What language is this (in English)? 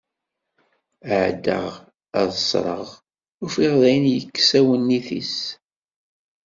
Kabyle